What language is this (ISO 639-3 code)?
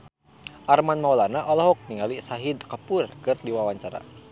sun